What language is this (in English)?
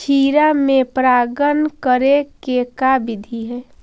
Magahi